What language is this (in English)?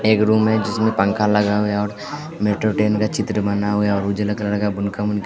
Hindi